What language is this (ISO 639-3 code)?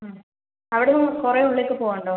mal